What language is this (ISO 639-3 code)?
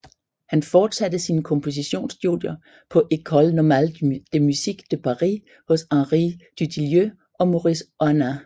dan